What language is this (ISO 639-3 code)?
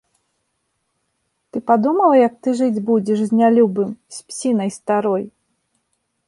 bel